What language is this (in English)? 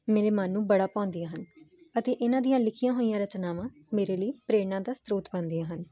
Punjabi